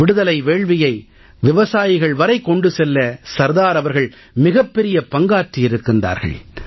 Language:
Tamil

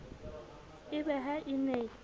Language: Southern Sotho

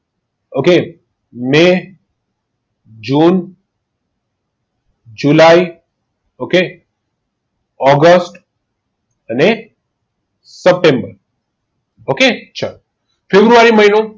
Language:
Gujarati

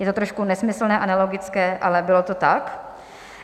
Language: Czech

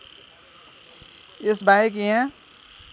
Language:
Nepali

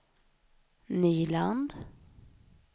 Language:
Swedish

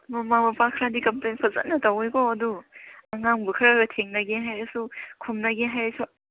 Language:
Manipuri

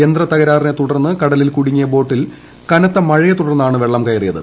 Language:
Malayalam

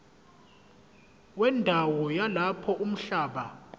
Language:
Zulu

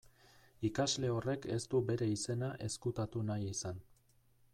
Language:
Basque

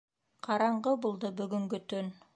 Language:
Bashkir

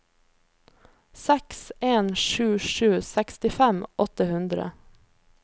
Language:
Norwegian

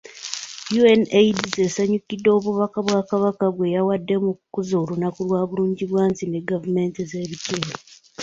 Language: Ganda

